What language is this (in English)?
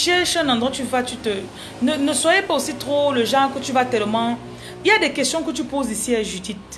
French